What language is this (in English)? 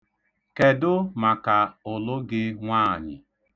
Igbo